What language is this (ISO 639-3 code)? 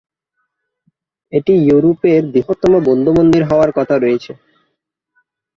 ben